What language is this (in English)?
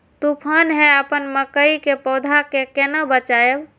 Maithili